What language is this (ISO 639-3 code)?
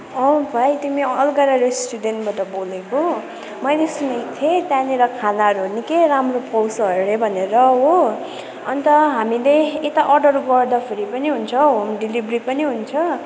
nep